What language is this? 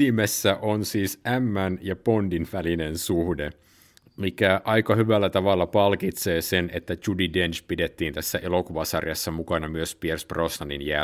Finnish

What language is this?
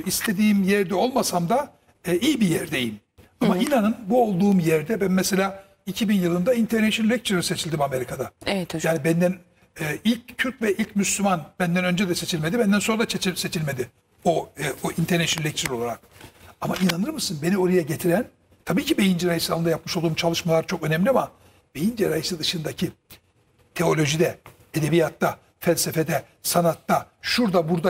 Turkish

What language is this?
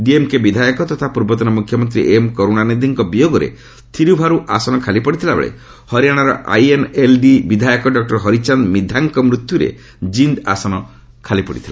Odia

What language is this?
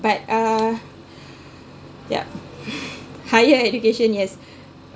English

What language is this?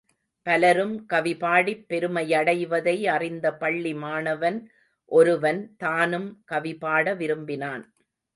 Tamil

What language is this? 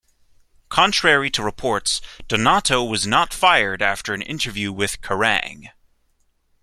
English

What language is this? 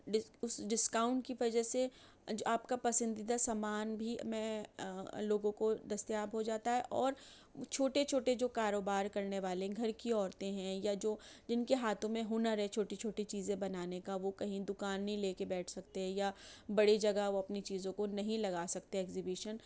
Urdu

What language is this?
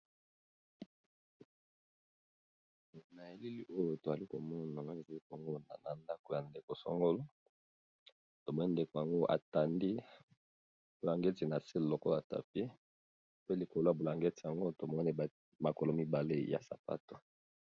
Lingala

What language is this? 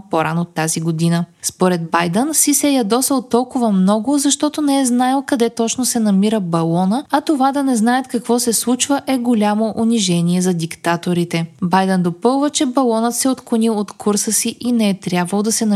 Bulgarian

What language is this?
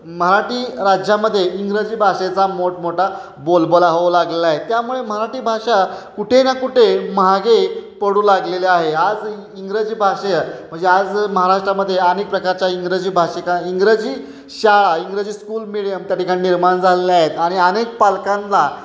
Marathi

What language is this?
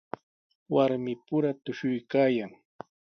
Sihuas Ancash Quechua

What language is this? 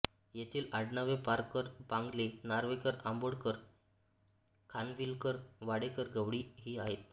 Marathi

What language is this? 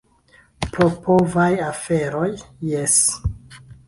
Esperanto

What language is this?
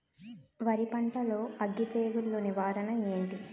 Telugu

